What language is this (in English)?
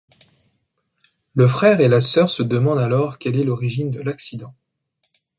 French